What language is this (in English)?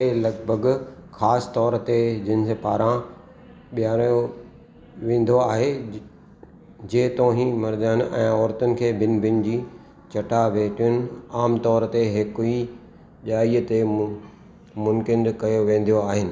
Sindhi